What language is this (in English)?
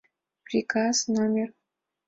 Mari